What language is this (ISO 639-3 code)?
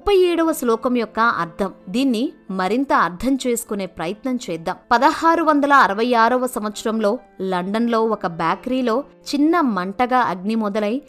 tel